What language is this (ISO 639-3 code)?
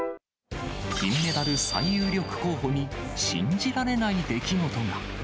jpn